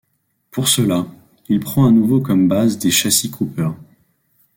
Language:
French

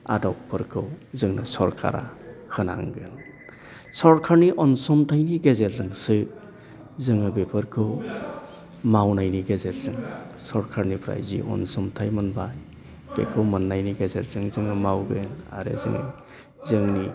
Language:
Bodo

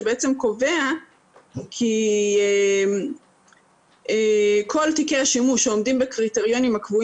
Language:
Hebrew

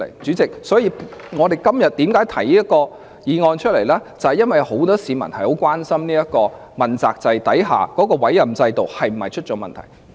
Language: Cantonese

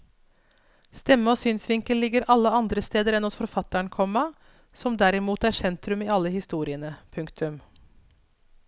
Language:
Norwegian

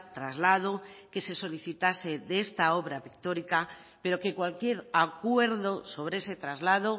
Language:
Spanish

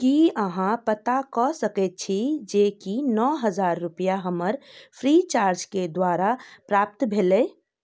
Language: Maithili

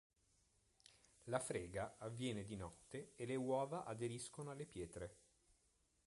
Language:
Italian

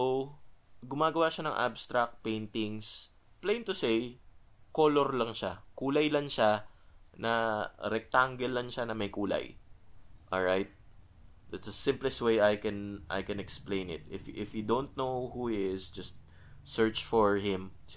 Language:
Filipino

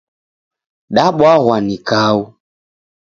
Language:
Taita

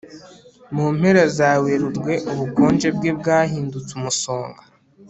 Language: Kinyarwanda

